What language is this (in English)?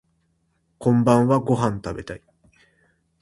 Japanese